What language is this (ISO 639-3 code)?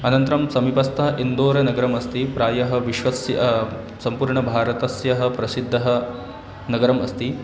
san